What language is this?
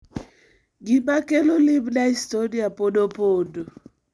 Luo (Kenya and Tanzania)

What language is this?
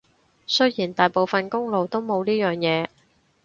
Cantonese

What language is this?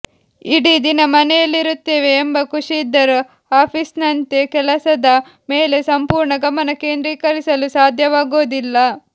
Kannada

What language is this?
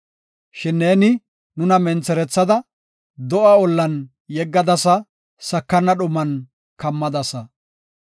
Gofa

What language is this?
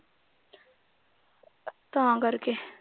Punjabi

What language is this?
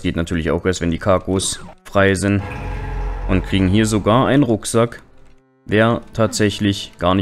German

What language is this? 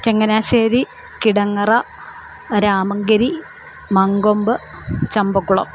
Malayalam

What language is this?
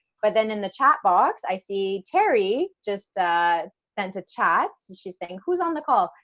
English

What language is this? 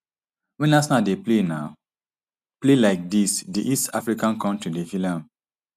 Nigerian Pidgin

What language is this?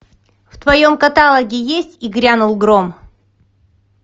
Russian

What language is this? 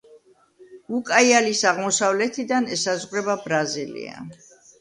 Georgian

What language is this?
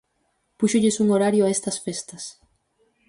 Galician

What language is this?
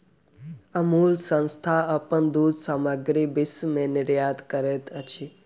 Maithili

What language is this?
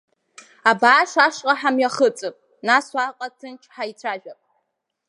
Abkhazian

